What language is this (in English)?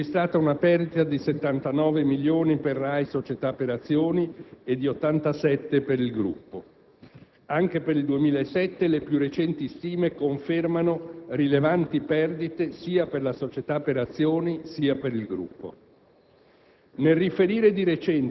Italian